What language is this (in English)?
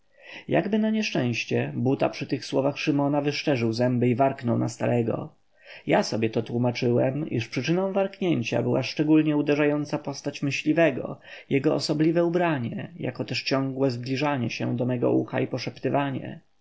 Polish